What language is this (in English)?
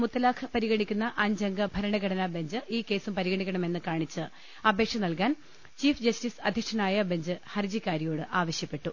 Malayalam